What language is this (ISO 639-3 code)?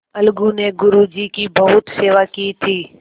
hin